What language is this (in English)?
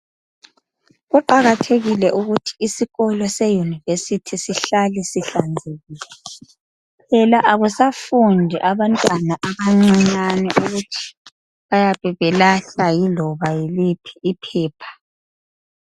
North Ndebele